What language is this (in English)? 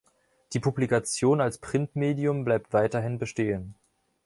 German